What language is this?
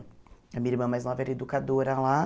Portuguese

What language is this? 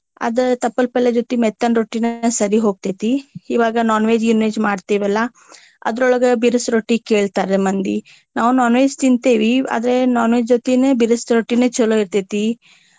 Kannada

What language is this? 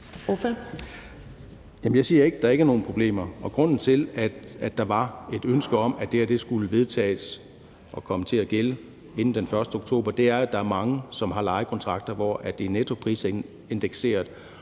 Danish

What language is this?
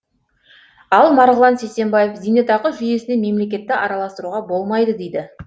Kazakh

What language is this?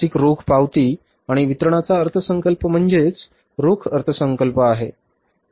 Marathi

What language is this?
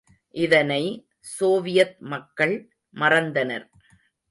Tamil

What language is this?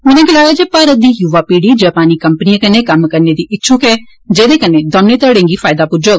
Dogri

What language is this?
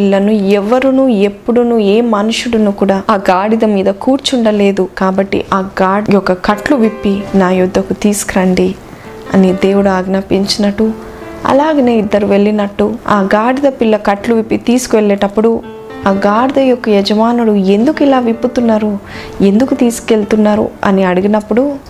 Telugu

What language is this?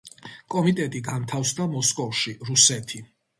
Georgian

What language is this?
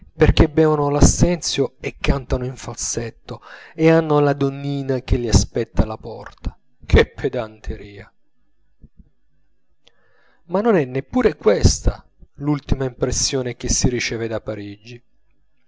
Italian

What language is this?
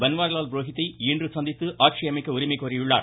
Tamil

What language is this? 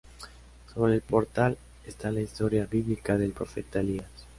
Spanish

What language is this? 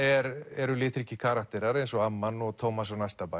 Icelandic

